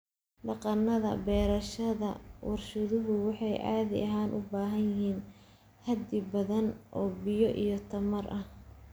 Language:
Somali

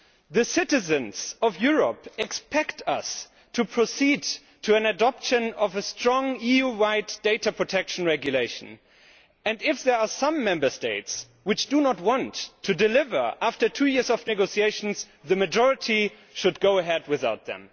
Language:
English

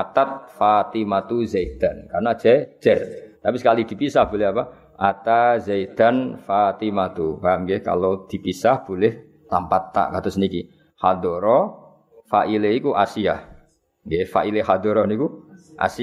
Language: Malay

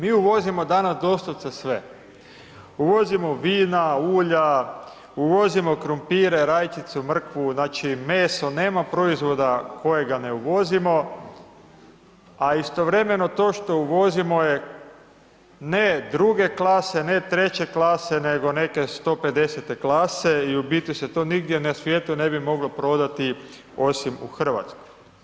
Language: Croatian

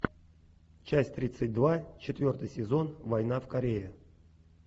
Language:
Russian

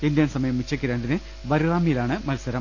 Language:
Malayalam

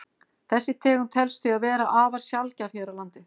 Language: Icelandic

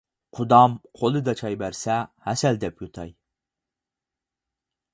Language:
Uyghur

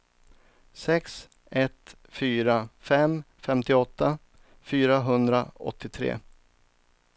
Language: Swedish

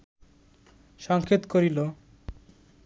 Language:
Bangla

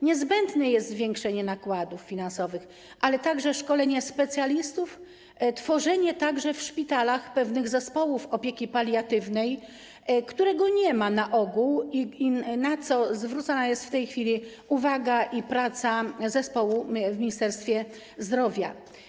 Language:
Polish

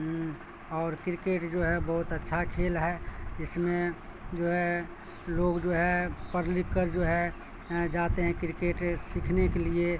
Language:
Urdu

